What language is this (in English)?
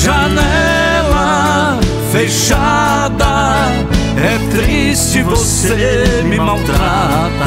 Portuguese